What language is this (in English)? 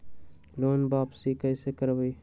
Magahi